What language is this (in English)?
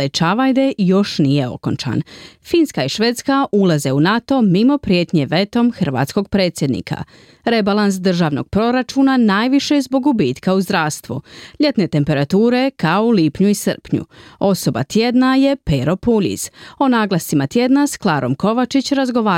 Croatian